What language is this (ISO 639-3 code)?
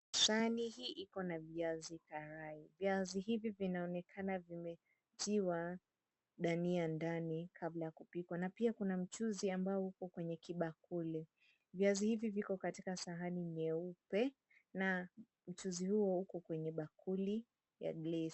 swa